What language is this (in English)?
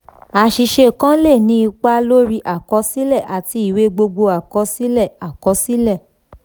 Yoruba